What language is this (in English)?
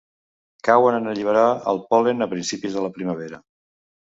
Catalan